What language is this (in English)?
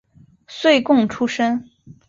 Chinese